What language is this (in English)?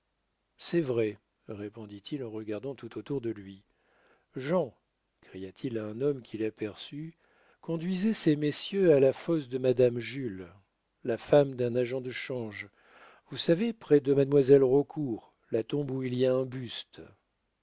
French